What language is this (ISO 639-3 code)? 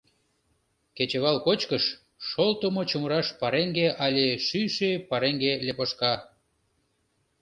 chm